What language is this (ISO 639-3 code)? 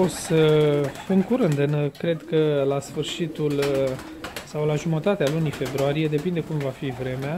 ron